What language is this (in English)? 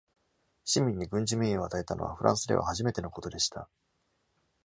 Japanese